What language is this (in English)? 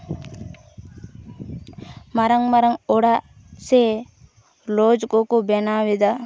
Santali